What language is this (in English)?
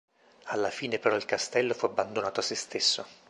Italian